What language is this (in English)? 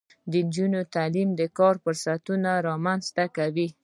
Pashto